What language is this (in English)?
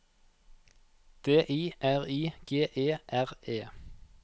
Norwegian